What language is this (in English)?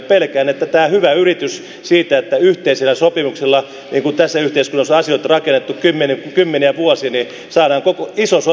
Finnish